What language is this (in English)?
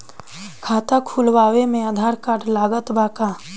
Bhojpuri